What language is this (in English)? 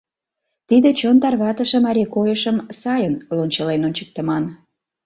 Mari